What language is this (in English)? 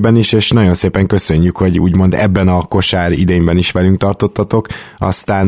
Hungarian